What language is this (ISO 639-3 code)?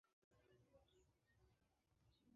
kin